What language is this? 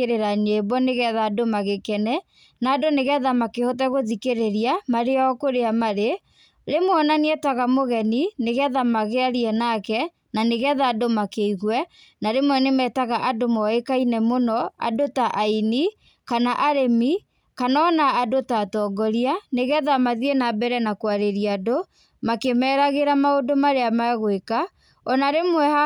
Kikuyu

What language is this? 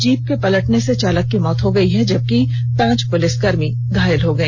Hindi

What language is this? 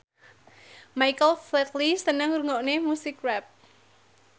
Javanese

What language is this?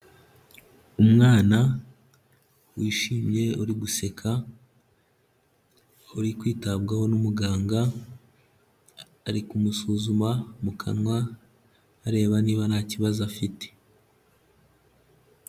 Kinyarwanda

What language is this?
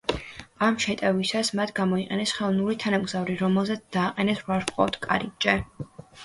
Georgian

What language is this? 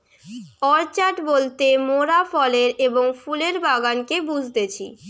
Bangla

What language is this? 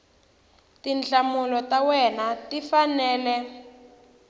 Tsonga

